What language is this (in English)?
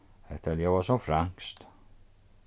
Faroese